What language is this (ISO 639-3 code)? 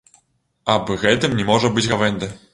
bel